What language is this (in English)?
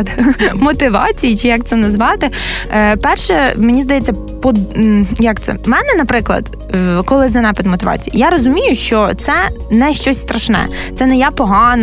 Ukrainian